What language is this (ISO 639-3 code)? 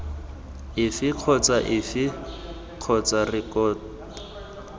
tsn